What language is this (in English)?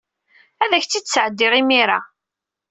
Kabyle